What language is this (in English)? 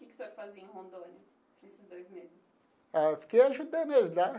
Portuguese